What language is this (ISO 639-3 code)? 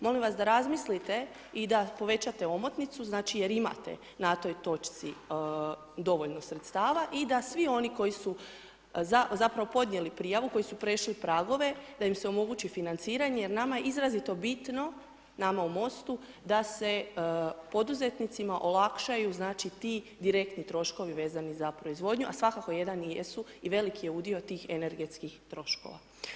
hrv